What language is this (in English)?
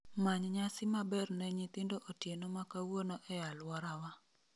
Luo (Kenya and Tanzania)